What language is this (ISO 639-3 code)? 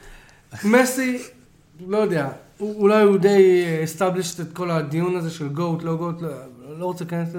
heb